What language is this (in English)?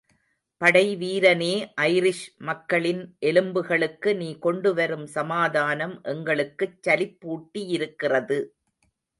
Tamil